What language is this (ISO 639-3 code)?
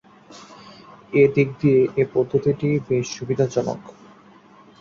ben